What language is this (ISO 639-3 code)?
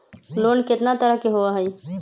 mag